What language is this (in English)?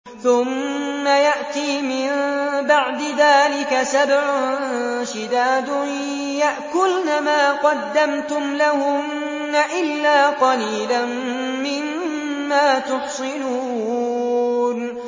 Arabic